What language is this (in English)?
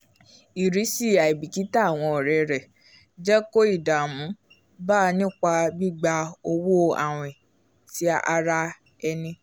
Yoruba